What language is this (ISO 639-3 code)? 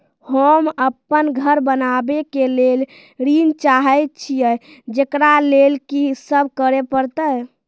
mai